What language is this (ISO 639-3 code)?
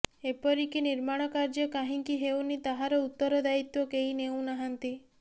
ori